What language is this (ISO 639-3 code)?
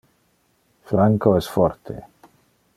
ina